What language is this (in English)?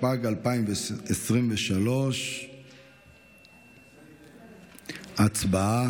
Hebrew